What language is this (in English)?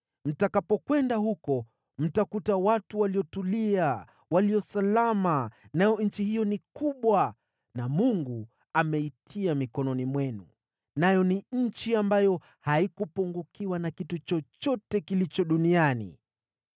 Swahili